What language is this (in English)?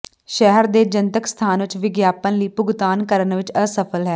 Punjabi